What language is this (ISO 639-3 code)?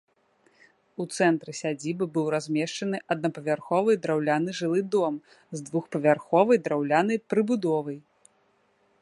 bel